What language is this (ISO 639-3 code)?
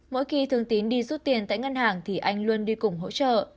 vie